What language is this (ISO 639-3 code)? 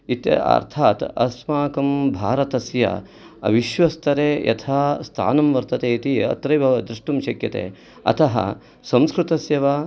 san